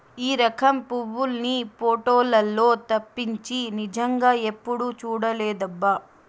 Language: Telugu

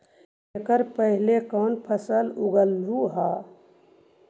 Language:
Magahi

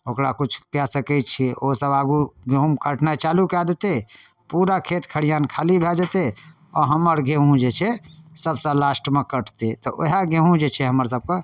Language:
Maithili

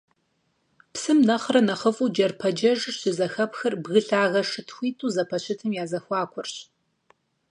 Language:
Kabardian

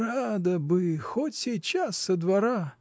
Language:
Russian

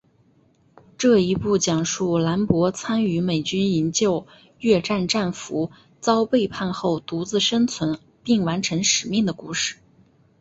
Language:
Chinese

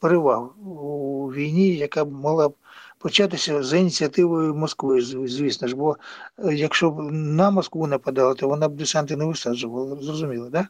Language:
Ukrainian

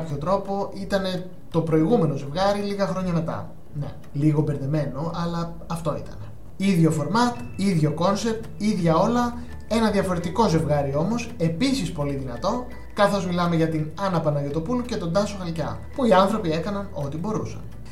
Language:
Greek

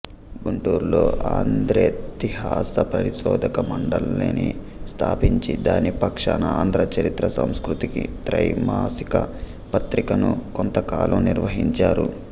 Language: Telugu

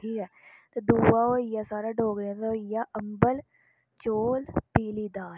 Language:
Dogri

